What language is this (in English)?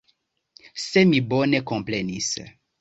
Esperanto